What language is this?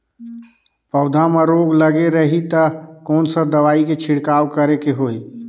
Chhattisgarhi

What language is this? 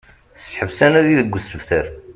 Kabyle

